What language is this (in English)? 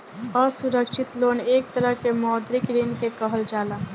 Bhojpuri